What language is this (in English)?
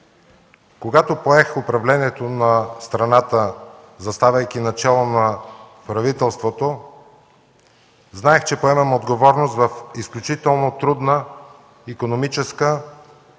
Bulgarian